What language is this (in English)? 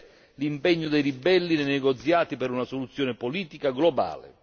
Italian